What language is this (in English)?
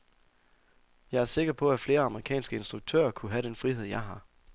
Danish